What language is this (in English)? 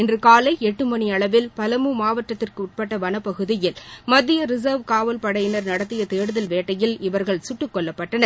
Tamil